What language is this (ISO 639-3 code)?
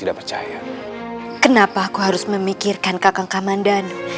ind